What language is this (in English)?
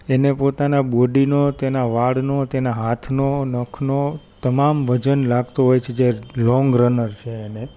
Gujarati